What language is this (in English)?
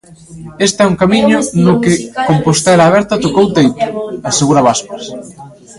Galician